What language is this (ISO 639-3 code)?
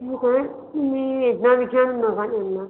mar